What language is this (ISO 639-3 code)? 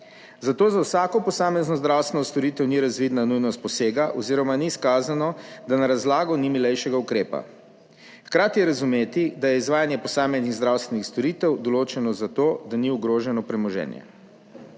slv